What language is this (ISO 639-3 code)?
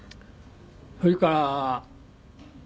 jpn